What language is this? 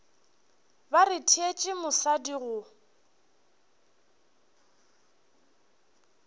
Northern Sotho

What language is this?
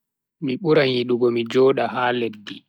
Bagirmi Fulfulde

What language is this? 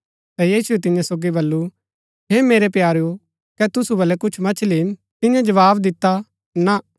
Gaddi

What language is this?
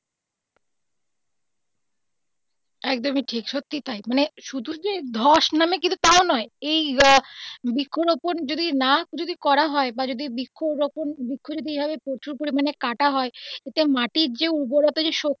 Bangla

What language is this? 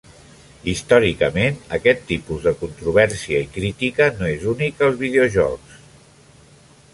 Catalan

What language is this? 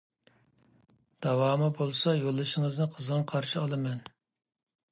Uyghur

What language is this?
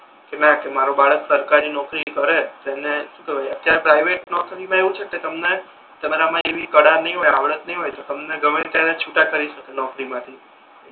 Gujarati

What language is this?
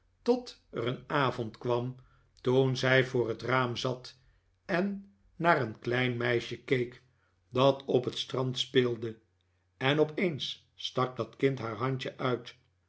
Dutch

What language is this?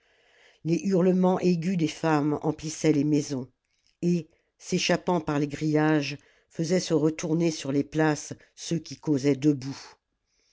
French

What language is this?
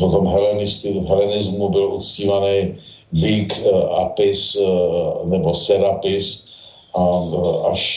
Czech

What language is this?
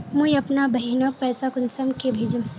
Magahi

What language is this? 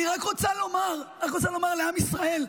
Hebrew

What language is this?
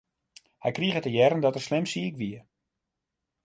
Western Frisian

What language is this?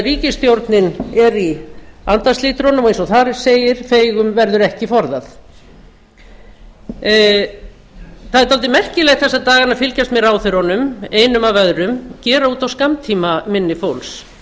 Icelandic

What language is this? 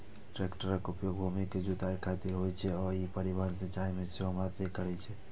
Maithili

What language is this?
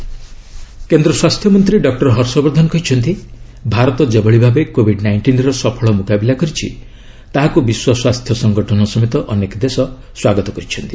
Odia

